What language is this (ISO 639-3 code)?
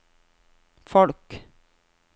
nor